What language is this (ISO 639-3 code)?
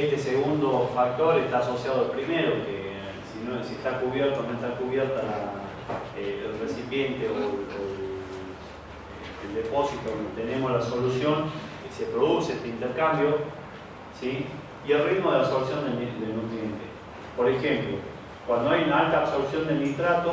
spa